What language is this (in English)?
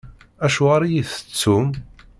Kabyle